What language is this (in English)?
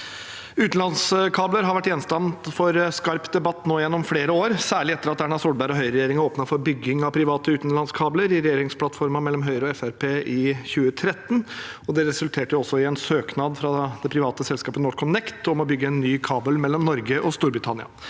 Norwegian